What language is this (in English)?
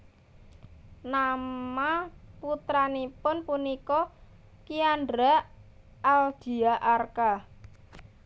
Javanese